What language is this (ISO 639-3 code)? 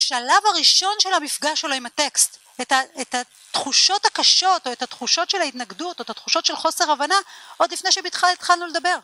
heb